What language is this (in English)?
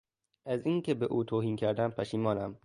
Persian